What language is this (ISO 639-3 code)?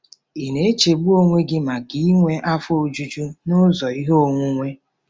ibo